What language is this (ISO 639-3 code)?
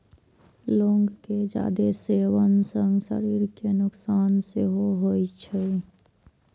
mai